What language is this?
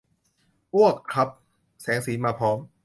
Thai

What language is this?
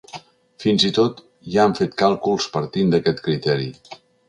Catalan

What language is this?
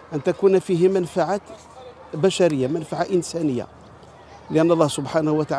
Arabic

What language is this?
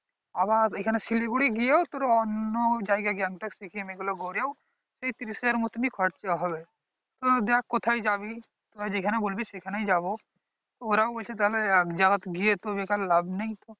Bangla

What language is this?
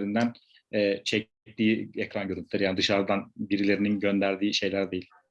Turkish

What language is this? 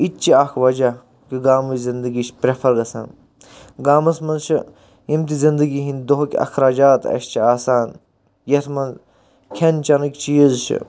Kashmiri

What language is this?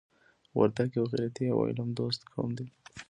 Pashto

